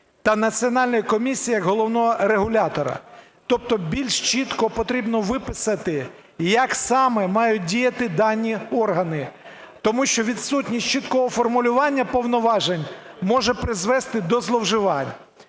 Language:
Ukrainian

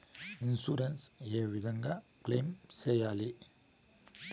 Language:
Telugu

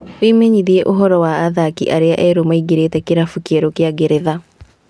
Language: Kikuyu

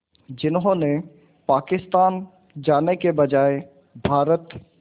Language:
Hindi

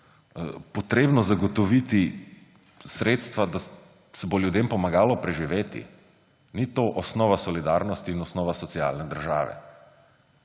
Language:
Slovenian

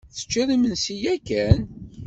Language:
Kabyle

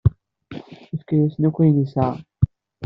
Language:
Kabyle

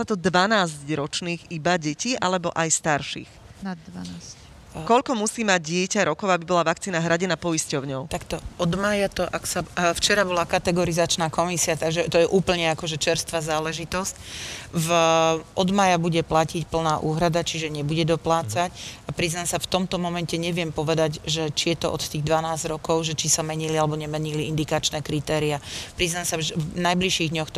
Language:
Slovak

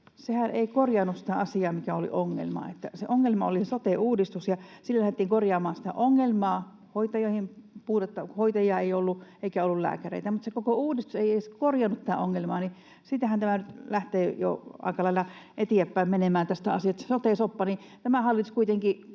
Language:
Finnish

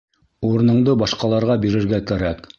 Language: Bashkir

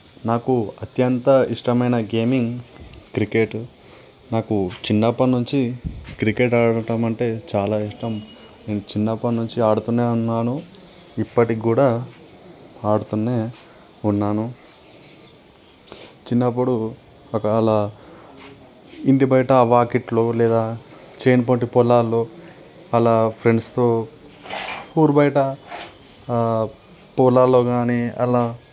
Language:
Telugu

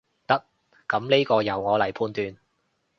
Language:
Cantonese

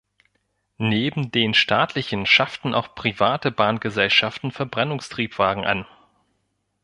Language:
German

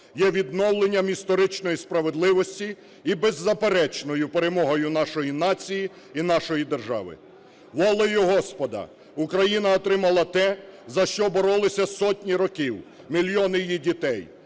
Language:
Ukrainian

